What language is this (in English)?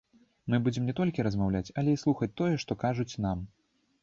Belarusian